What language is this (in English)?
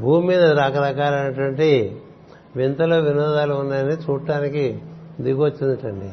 Telugu